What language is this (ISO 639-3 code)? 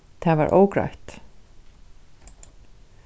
fao